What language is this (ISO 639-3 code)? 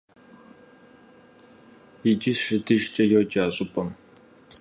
kbd